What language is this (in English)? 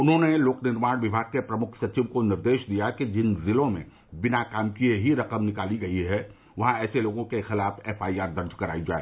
Hindi